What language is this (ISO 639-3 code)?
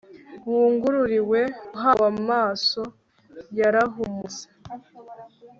kin